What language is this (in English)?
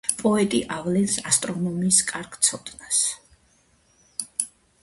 Georgian